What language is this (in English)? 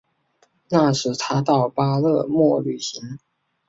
Chinese